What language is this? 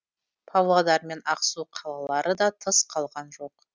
Kazakh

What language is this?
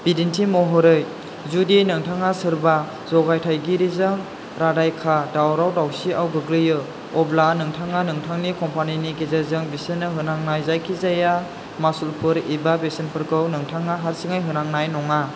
Bodo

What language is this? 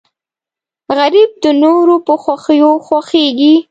Pashto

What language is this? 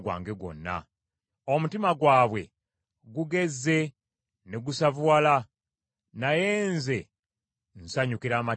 Ganda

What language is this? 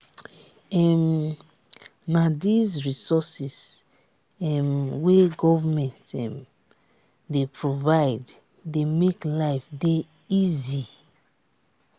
Nigerian Pidgin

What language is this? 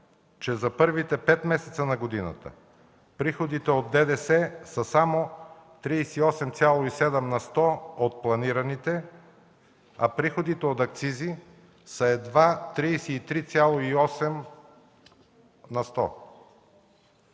Bulgarian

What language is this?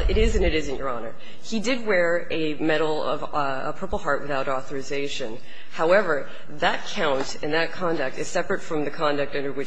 English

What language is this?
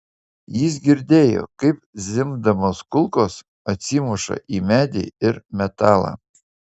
Lithuanian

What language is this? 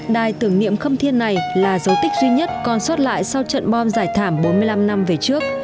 Vietnamese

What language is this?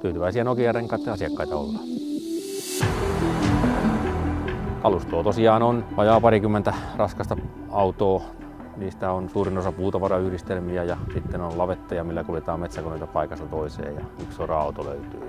Finnish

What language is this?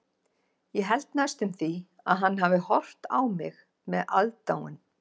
Icelandic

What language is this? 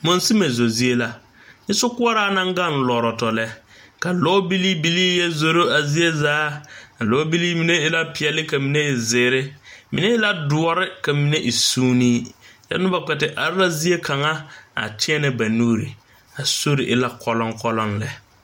Southern Dagaare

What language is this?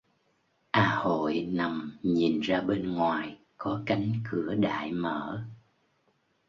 Vietnamese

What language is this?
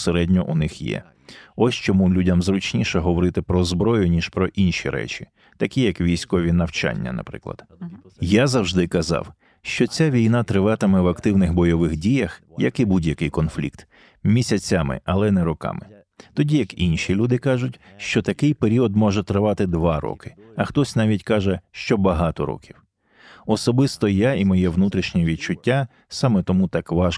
Ukrainian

